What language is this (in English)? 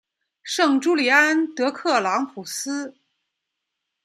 Chinese